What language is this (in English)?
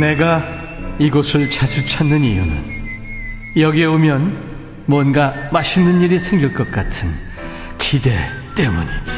Korean